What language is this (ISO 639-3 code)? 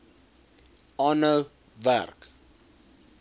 afr